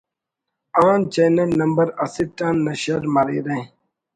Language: Brahui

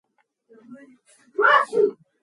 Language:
Mongolian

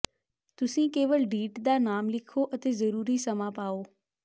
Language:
Punjabi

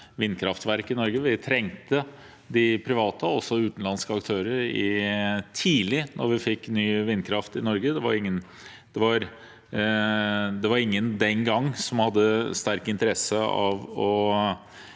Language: Norwegian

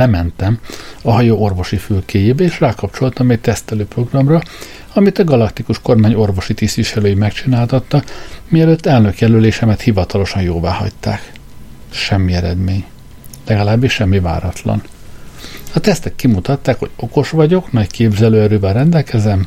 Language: Hungarian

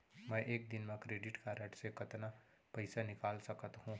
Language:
Chhattisgarhi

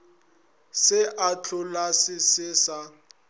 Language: Northern Sotho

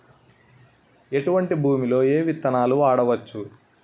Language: Telugu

